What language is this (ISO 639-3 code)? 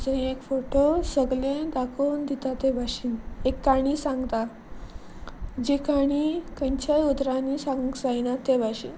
kok